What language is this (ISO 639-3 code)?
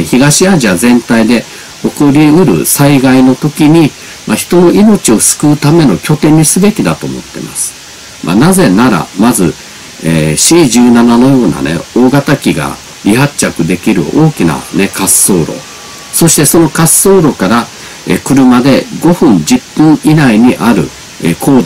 jpn